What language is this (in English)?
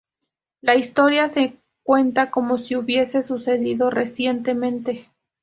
Spanish